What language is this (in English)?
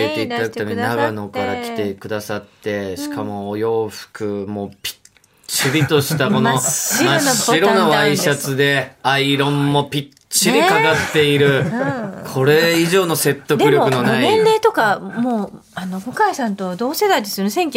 Japanese